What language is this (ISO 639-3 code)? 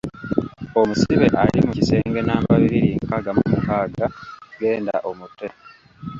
lug